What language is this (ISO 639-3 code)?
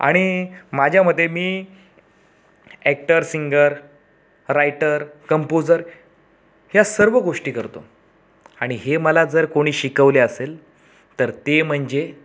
mar